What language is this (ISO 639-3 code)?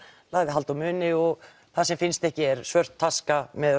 isl